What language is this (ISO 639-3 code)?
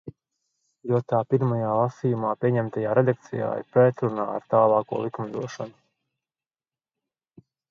lav